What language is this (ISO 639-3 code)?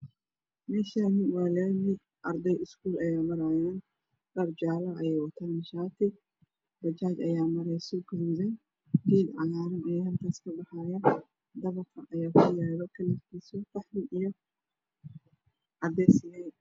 som